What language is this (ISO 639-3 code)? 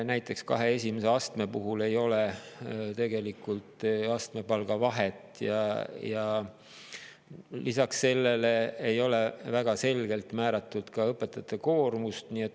est